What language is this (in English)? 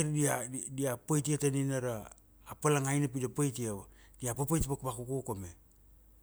Kuanua